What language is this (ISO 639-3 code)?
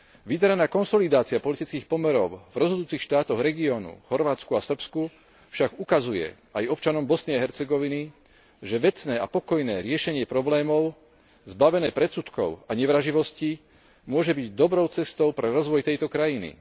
slk